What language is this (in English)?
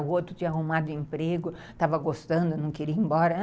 Portuguese